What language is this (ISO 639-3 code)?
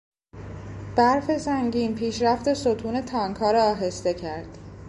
fas